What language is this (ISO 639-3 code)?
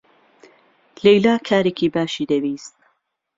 ckb